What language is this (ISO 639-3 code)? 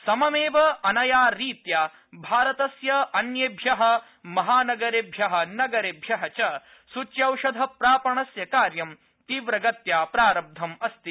san